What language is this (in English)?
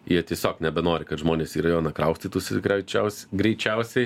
Lithuanian